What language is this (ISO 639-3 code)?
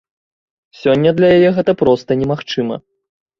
bel